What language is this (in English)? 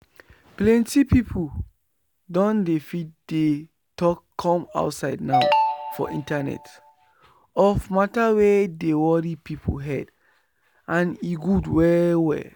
Nigerian Pidgin